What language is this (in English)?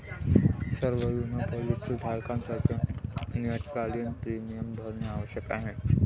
Marathi